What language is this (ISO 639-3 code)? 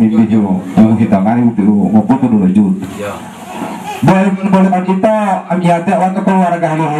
ind